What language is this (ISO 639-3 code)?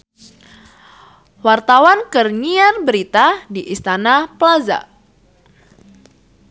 sun